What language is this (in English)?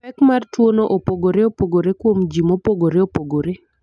Luo (Kenya and Tanzania)